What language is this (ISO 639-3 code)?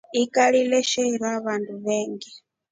rof